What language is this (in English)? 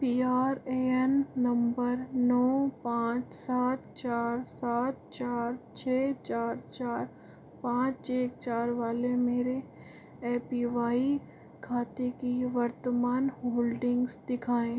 Hindi